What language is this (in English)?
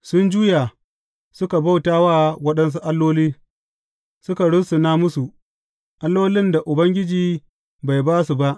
Hausa